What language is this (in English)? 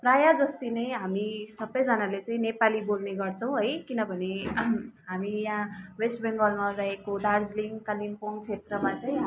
Nepali